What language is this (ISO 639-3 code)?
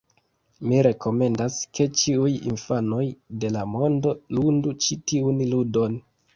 epo